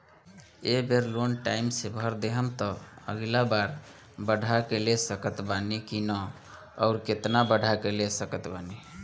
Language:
Bhojpuri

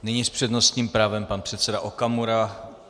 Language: Czech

